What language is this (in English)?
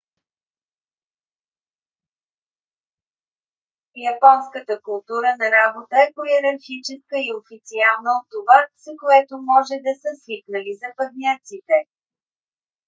Bulgarian